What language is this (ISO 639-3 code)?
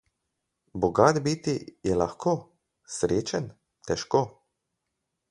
slv